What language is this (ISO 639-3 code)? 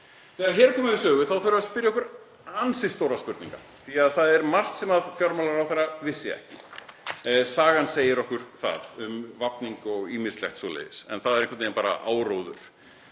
isl